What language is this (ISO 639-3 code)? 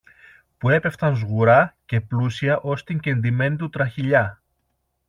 ell